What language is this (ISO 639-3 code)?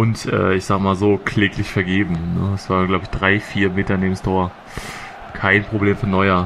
deu